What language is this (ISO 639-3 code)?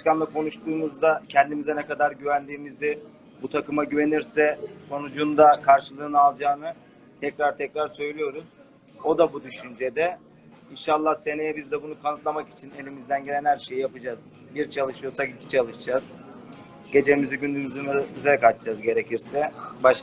tur